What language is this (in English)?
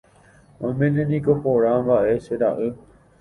Guarani